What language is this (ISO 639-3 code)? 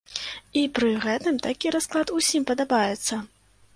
bel